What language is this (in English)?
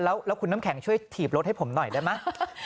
Thai